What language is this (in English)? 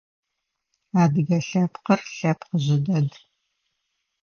Adyghe